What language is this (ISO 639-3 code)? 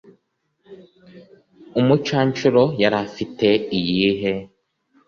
kin